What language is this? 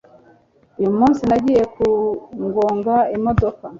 Kinyarwanda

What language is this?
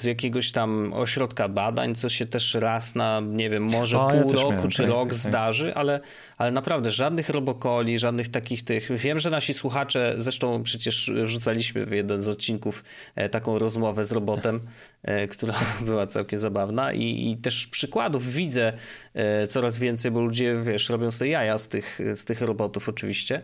Polish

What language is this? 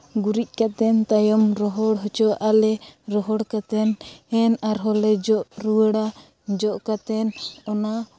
Santali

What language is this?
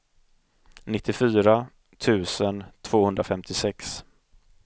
Swedish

